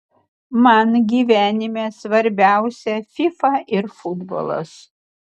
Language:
Lithuanian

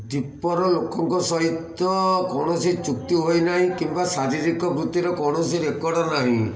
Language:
Odia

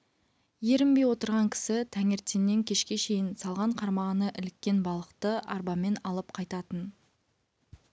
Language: Kazakh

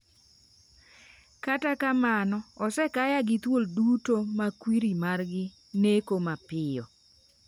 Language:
Luo (Kenya and Tanzania)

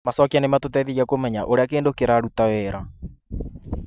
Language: Kikuyu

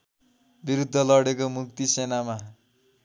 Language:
Nepali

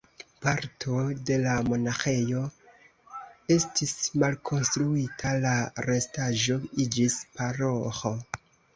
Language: Esperanto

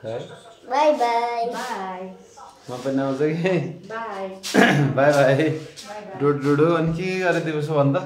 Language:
Turkish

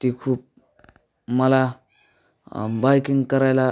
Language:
Marathi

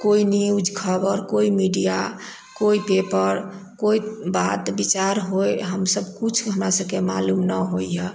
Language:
Maithili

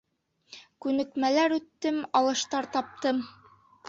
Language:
Bashkir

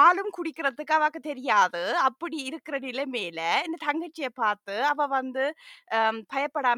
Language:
Tamil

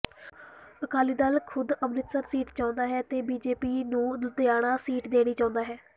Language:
Punjabi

